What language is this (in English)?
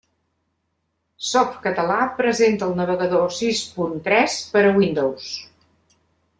Catalan